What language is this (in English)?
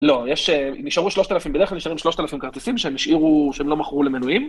Hebrew